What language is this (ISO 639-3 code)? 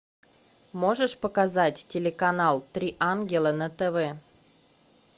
rus